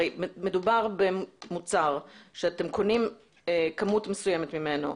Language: Hebrew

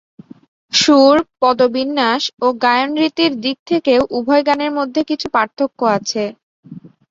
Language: Bangla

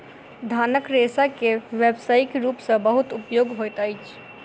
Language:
Maithili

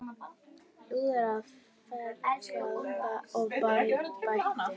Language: Icelandic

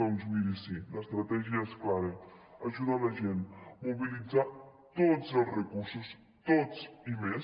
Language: Catalan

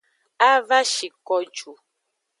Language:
Aja (Benin)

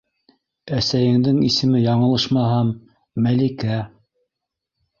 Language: Bashkir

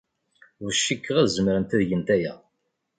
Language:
Kabyle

